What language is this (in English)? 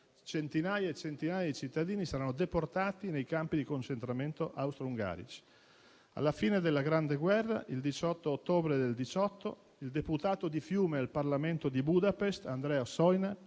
Italian